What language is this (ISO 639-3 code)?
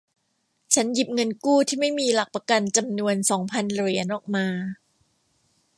tha